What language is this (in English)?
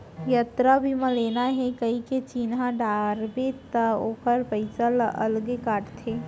Chhattisgarhi